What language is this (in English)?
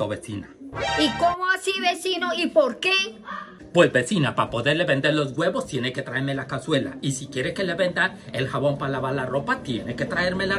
Spanish